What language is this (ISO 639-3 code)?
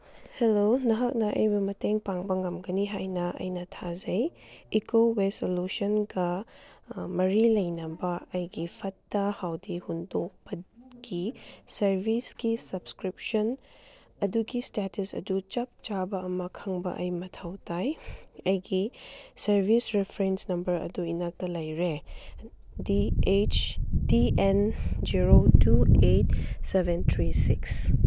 mni